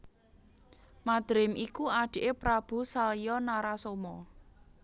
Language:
Javanese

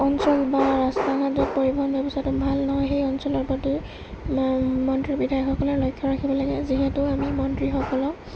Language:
Assamese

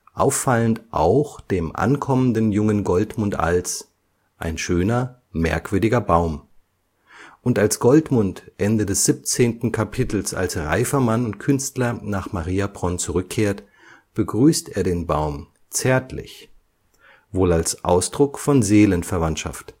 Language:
German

